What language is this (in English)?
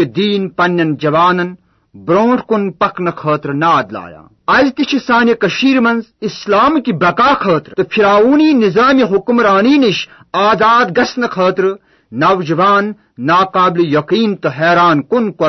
Urdu